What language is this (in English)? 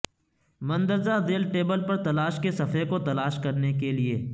Urdu